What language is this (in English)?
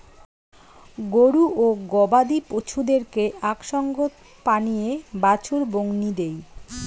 Bangla